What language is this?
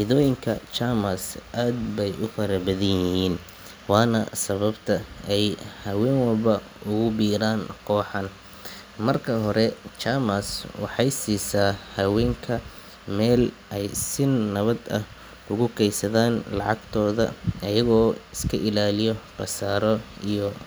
Somali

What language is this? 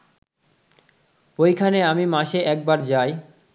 Bangla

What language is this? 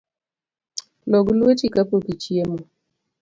Luo (Kenya and Tanzania)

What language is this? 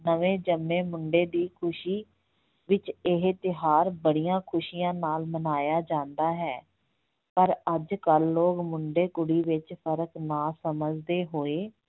Punjabi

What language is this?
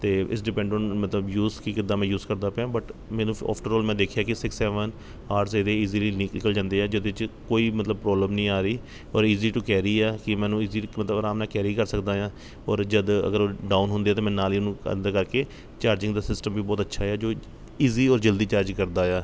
Punjabi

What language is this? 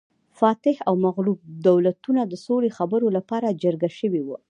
Pashto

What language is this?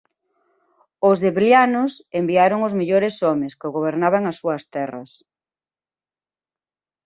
Galician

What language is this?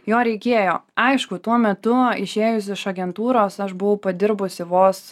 Lithuanian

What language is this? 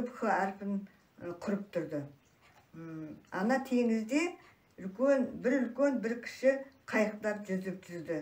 Turkish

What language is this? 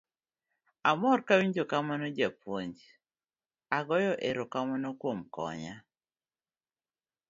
Luo (Kenya and Tanzania)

